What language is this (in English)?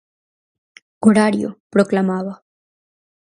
Galician